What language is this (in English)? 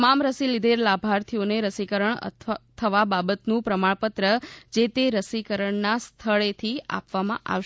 Gujarati